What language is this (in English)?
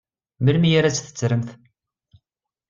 Kabyle